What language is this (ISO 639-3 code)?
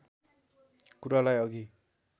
nep